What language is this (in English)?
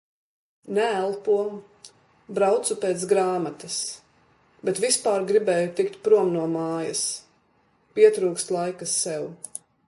Latvian